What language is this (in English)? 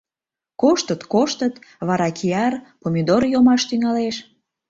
Mari